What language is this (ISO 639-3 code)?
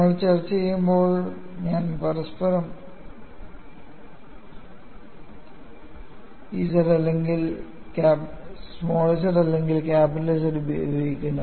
mal